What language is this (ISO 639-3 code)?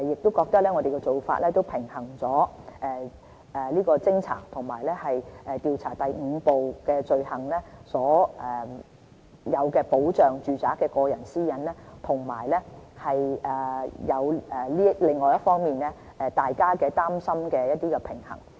yue